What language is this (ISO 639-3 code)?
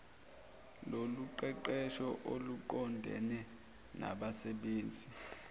zul